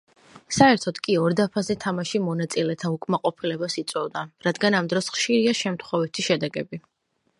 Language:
Georgian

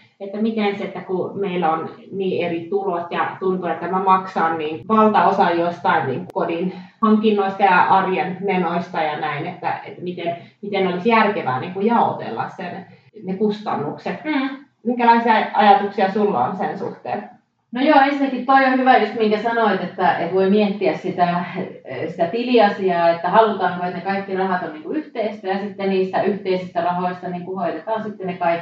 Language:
Finnish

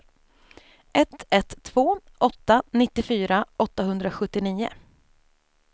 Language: Swedish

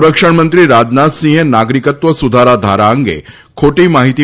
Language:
Gujarati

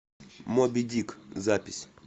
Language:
Russian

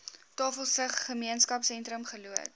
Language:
Afrikaans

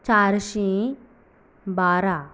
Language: Konkani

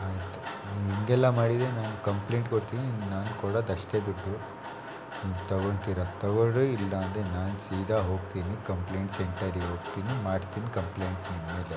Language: Kannada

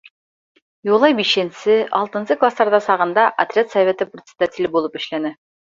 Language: Bashkir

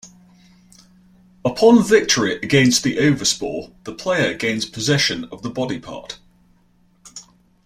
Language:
English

